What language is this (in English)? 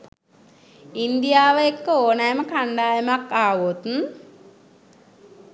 Sinhala